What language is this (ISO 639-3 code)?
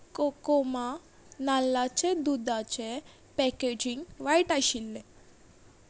kok